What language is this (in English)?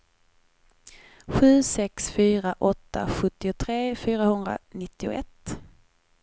Swedish